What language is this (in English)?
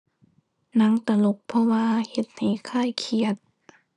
Thai